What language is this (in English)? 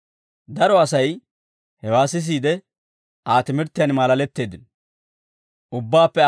Dawro